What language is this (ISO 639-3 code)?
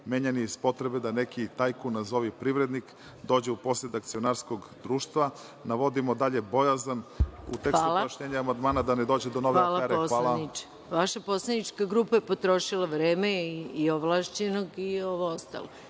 srp